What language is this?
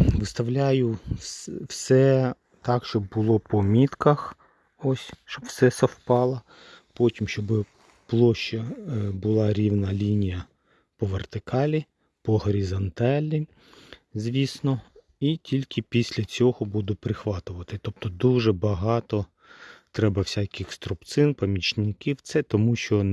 Ukrainian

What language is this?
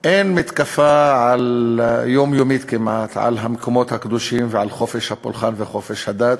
Hebrew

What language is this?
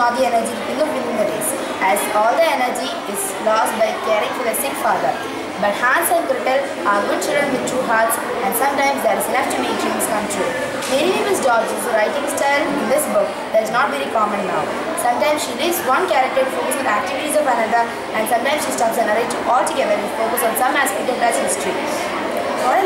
English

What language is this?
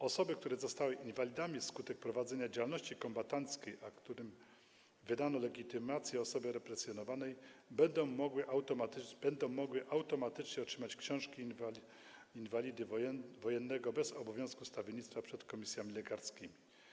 Polish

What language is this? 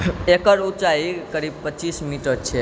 Maithili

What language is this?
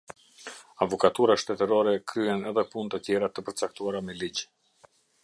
Albanian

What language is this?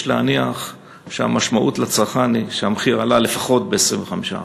Hebrew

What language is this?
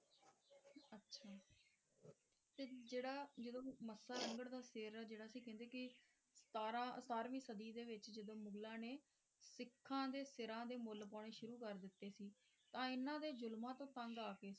Punjabi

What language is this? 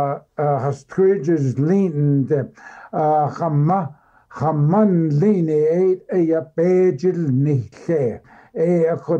Arabic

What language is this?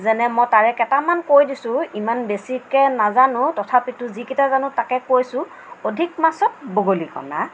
Assamese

